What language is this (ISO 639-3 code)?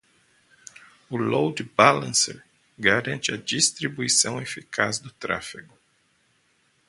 por